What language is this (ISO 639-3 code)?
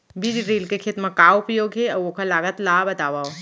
hne